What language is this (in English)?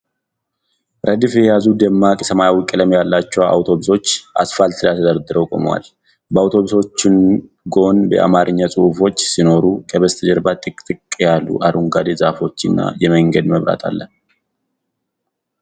Amharic